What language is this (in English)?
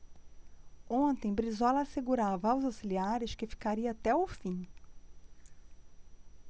Portuguese